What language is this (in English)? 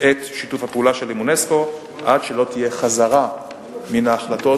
Hebrew